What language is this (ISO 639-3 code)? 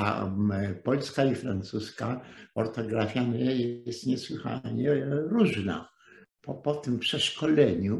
pol